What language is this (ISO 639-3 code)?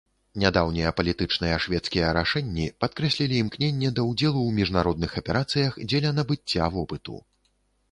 bel